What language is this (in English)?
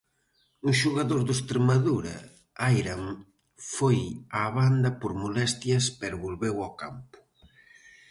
Galician